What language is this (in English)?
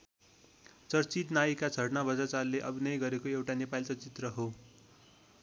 Nepali